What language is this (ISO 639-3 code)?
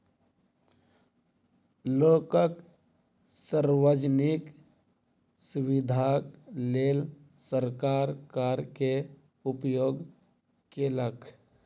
mai